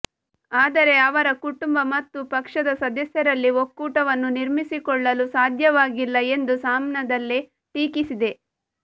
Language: Kannada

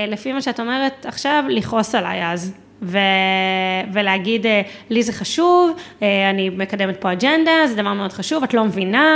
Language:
Hebrew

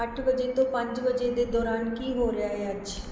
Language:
Punjabi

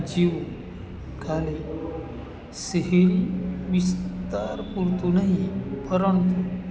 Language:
Gujarati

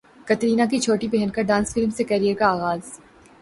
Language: Urdu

